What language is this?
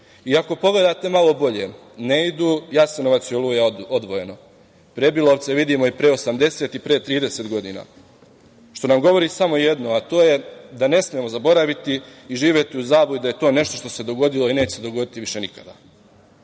Serbian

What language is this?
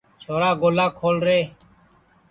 Sansi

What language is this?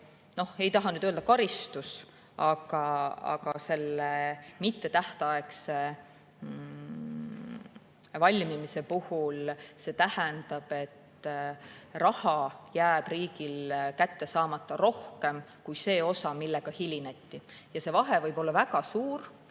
Estonian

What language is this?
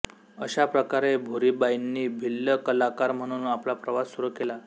Marathi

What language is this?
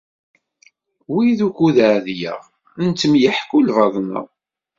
Kabyle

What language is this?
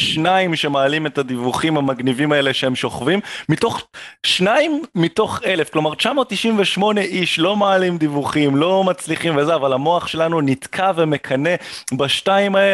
Hebrew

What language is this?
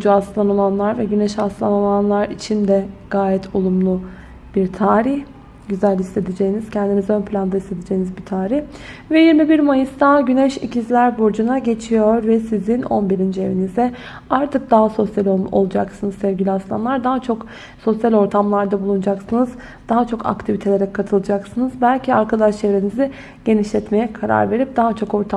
Turkish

